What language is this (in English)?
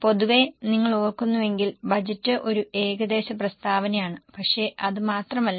Malayalam